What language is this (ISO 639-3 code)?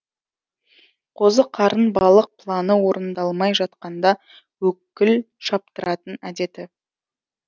kaz